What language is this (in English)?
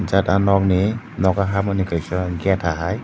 Kok Borok